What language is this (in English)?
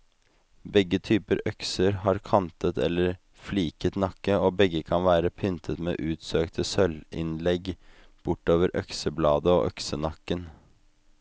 Norwegian